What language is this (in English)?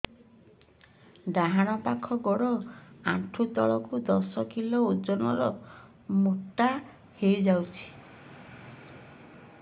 Odia